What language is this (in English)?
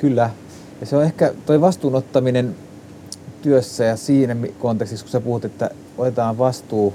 Finnish